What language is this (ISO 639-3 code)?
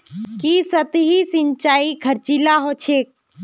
mag